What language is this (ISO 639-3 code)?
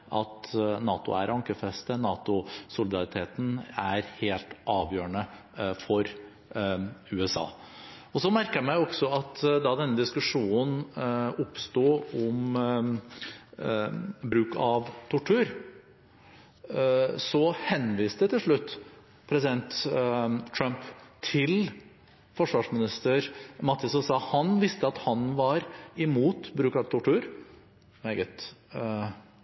nob